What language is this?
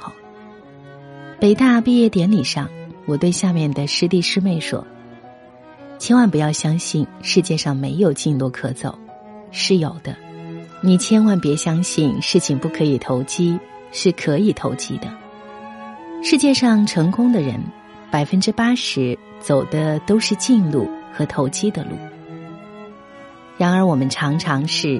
Chinese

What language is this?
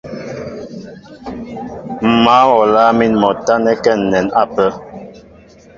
Mbo (Cameroon)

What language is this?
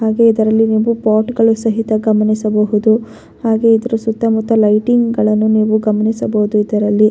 Kannada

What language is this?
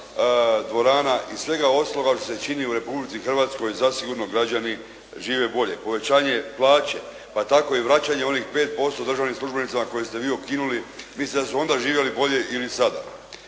Croatian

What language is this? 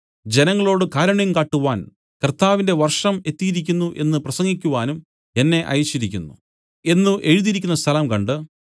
Malayalam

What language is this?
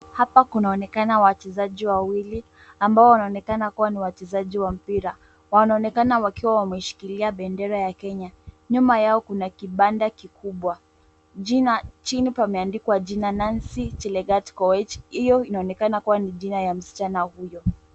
Swahili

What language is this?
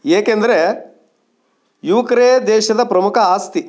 Kannada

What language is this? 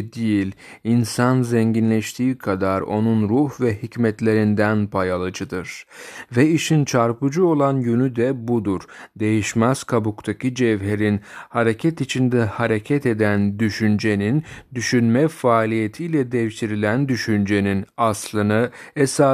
Turkish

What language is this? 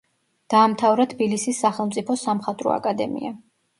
Georgian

